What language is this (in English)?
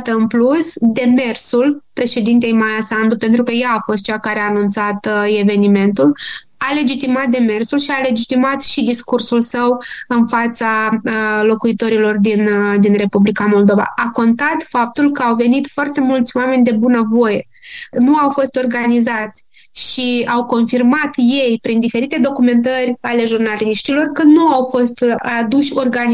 Romanian